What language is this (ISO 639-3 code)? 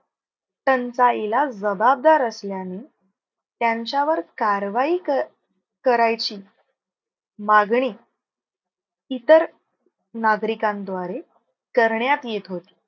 mar